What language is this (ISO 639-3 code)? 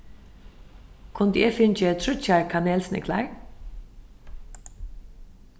fao